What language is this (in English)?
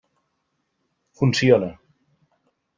Catalan